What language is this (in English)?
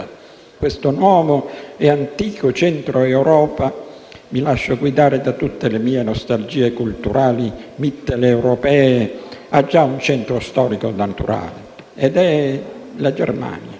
Italian